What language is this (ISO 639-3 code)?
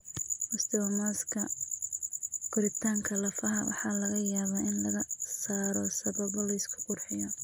som